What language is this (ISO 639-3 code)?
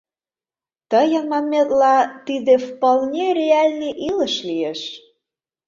chm